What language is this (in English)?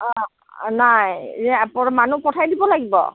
Assamese